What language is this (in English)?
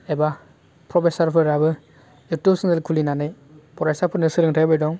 Bodo